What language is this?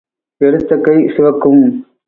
Tamil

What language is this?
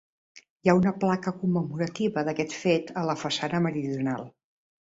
Catalan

